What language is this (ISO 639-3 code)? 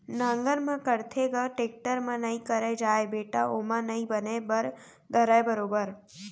hne